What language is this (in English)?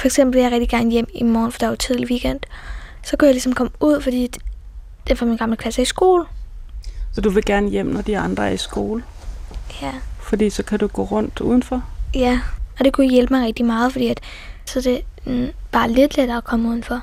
Danish